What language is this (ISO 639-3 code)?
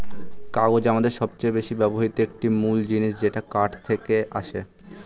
ben